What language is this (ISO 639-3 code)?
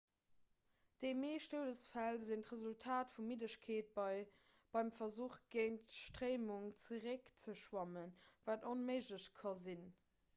ltz